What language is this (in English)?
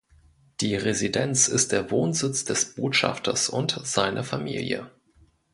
German